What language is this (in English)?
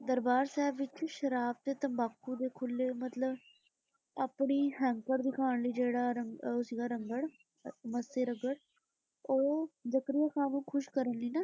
Punjabi